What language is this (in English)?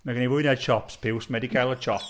Welsh